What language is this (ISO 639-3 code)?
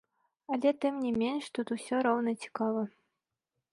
bel